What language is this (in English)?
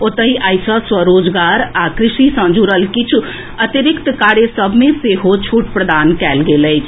Maithili